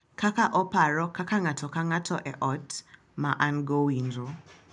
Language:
Luo (Kenya and Tanzania)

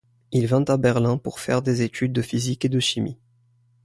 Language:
French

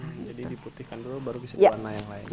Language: Indonesian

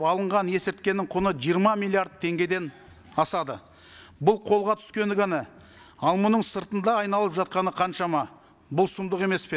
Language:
Turkish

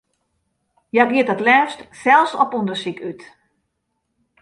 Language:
Western Frisian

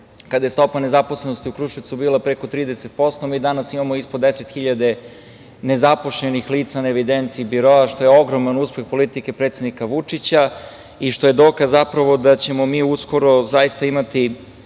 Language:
Serbian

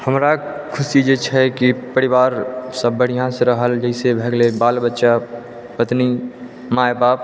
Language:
Maithili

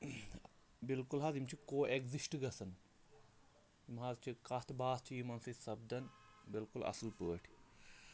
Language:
Kashmiri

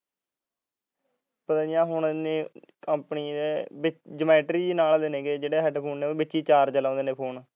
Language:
Punjabi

